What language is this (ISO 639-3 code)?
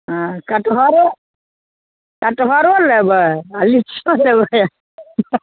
mai